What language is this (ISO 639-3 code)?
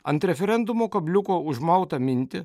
lit